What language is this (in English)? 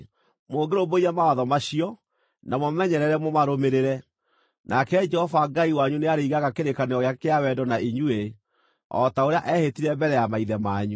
Kikuyu